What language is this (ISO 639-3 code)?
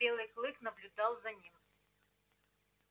rus